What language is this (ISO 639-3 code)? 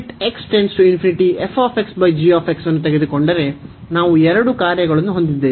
kan